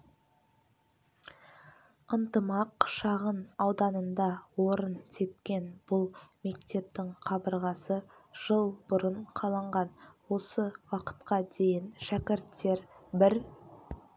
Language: Kazakh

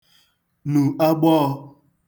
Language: Igbo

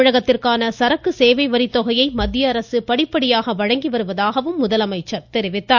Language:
Tamil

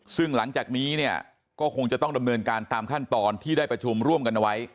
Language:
Thai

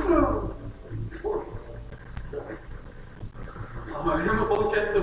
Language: Russian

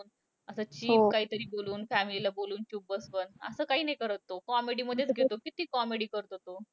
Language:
Marathi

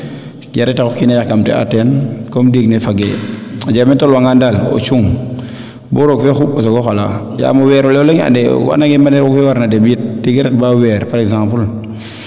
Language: Serer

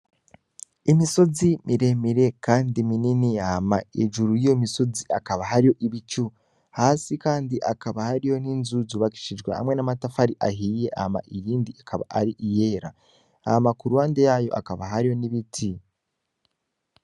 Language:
Rundi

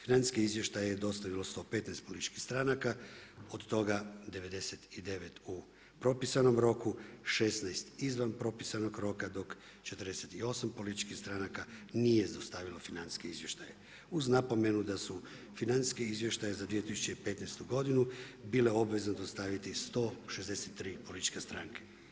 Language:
Croatian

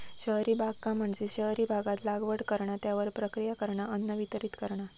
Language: Marathi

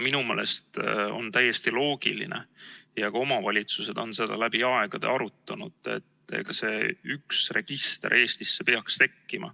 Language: Estonian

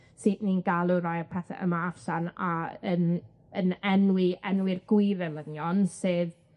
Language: Welsh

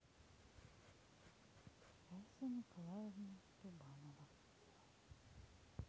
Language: Russian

